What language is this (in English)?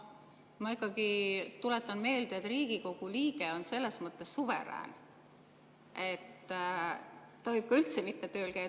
Estonian